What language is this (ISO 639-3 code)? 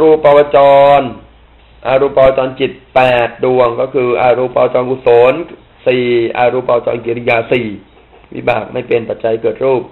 tha